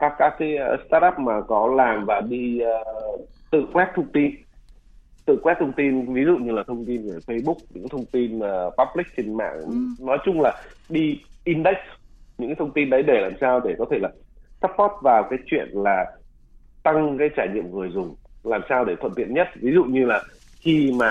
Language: Vietnamese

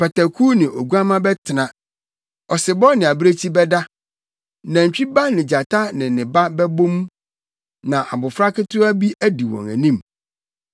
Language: Akan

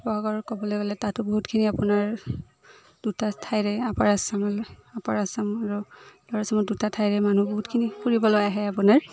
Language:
Assamese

